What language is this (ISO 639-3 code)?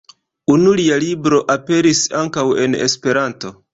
epo